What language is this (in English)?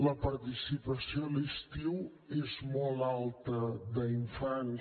Catalan